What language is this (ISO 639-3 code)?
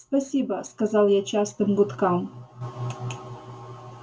rus